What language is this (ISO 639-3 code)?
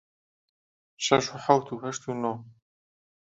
ckb